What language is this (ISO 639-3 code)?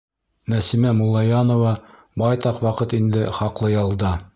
bak